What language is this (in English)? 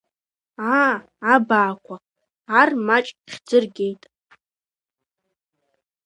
Abkhazian